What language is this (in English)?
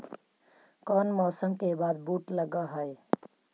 Magahi